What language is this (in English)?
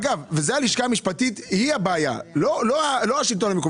Hebrew